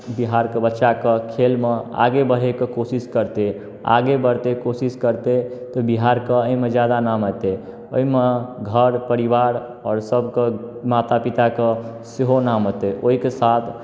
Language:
Maithili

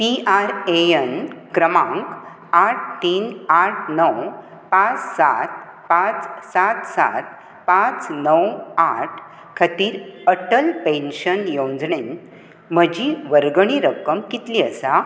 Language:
Konkani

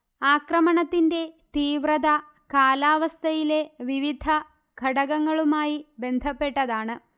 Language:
Malayalam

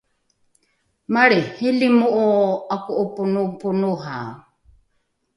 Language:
Rukai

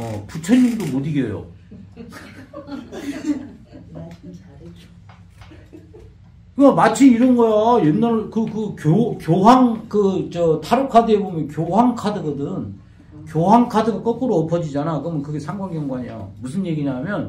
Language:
Korean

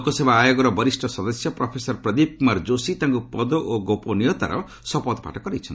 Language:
Odia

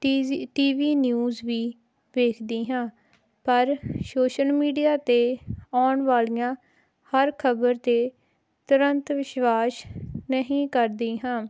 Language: Punjabi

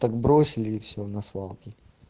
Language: Russian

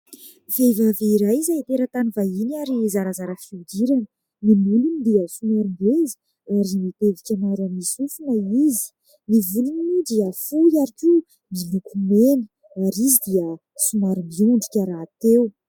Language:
Malagasy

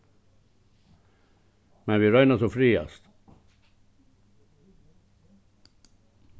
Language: Faroese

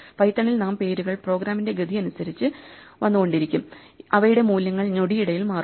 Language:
Malayalam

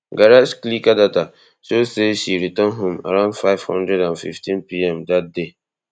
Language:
Nigerian Pidgin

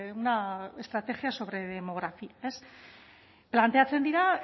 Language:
Basque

